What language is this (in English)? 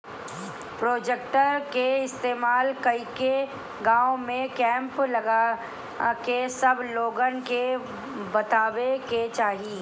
Bhojpuri